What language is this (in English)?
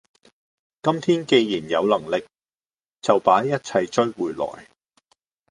Cantonese